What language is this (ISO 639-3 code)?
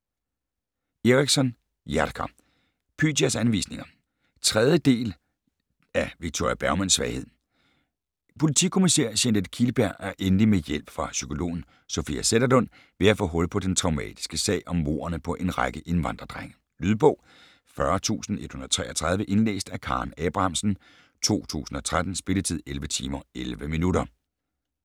dan